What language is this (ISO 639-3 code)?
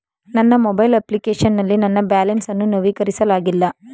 kan